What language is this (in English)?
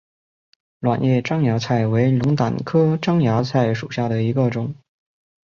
Chinese